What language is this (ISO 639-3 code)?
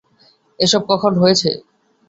ben